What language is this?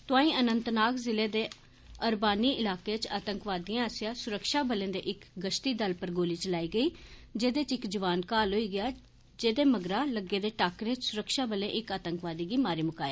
Dogri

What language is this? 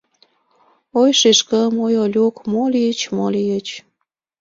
Mari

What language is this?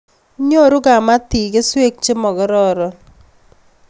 Kalenjin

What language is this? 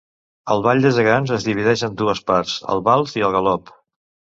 Catalan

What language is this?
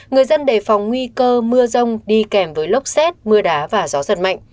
Vietnamese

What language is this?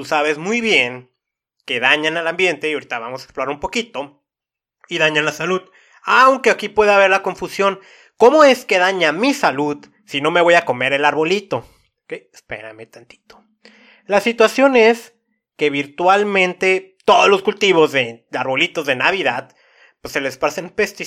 Spanish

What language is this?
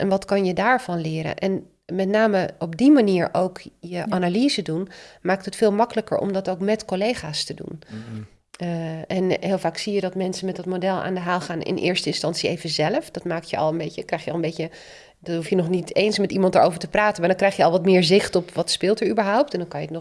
Dutch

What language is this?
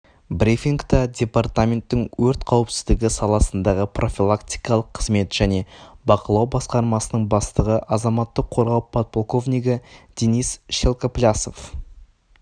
Kazakh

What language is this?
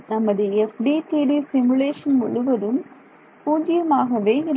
Tamil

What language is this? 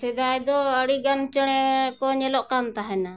Santali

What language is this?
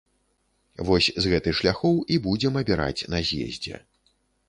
Belarusian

